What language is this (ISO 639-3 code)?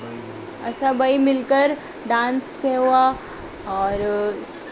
snd